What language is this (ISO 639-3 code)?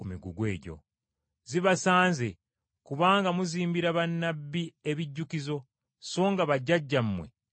lug